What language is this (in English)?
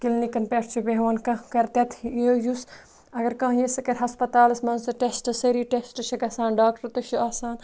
Kashmiri